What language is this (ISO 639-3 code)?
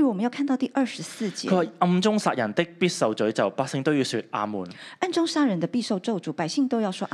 zho